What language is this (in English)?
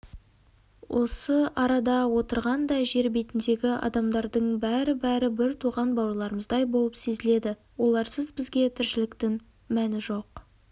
Kazakh